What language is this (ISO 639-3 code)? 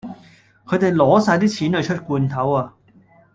yue